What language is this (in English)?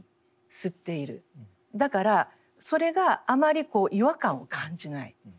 Japanese